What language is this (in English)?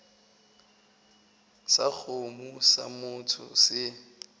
Northern Sotho